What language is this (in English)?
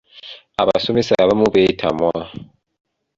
Ganda